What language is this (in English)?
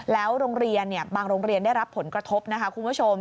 Thai